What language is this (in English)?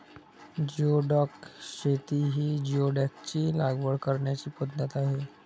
Marathi